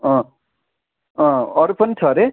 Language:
Nepali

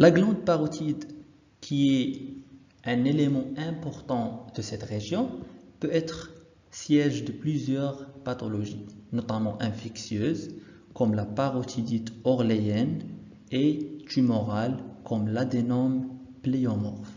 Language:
French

